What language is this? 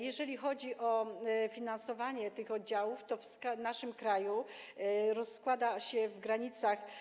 Polish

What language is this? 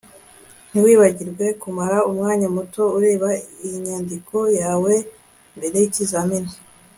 Kinyarwanda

